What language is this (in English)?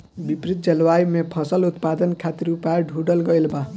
Bhojpuri